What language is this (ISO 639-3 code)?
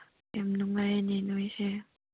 mni